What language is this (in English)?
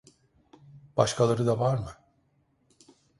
Turkish